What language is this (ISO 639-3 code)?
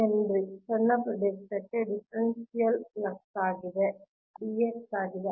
kan